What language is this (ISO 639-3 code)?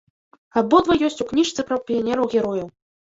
bel